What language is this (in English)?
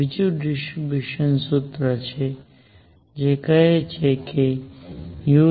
Gujarati